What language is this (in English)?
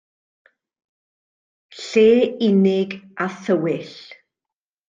Welsh